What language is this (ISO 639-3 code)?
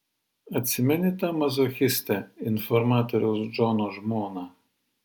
lit